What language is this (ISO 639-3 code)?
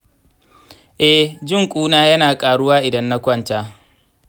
hau